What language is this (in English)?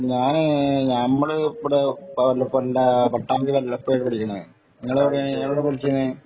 Malayalam